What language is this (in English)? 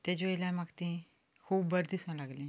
Konkani